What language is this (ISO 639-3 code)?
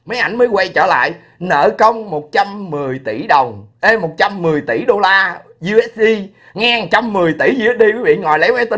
vie